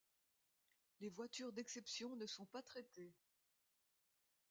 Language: French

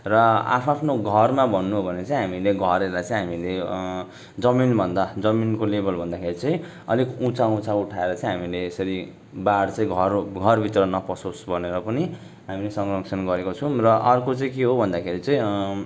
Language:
Nepali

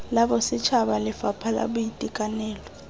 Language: Tswana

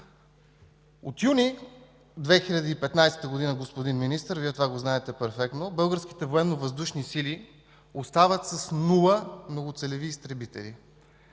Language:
Bulgarian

